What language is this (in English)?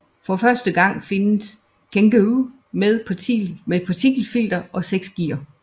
Danish